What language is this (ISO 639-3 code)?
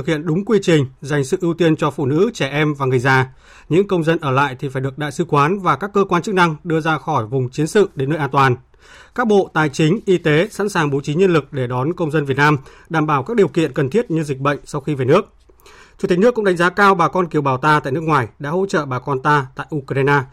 vie